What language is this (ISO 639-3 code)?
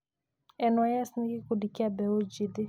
kik